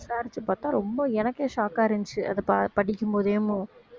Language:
Tamil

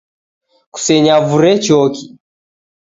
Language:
Taita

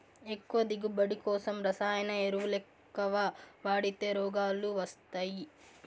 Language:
Telugu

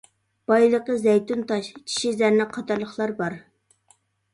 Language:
Uyghur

